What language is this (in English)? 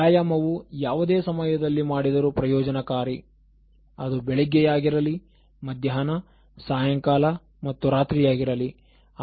Kannada